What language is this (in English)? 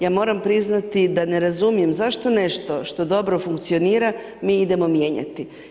Croatian